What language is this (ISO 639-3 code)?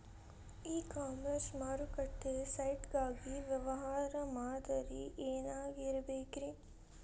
kan